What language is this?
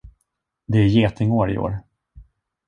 Swedish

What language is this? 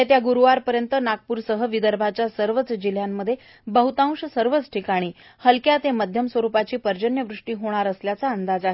Marathi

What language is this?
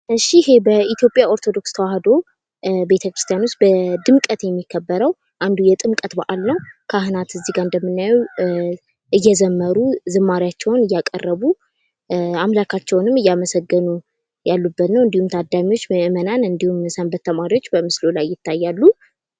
Amharic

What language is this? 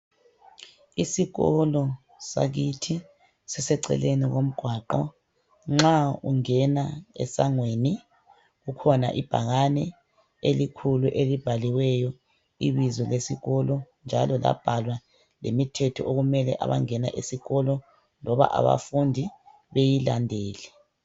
North Ndebele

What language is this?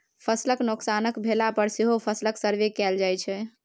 Maithili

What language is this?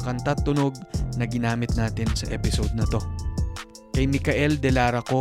Filipino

